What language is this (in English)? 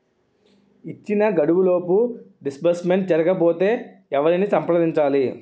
Telugu